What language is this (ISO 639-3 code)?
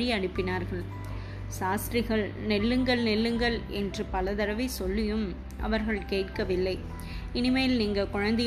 tam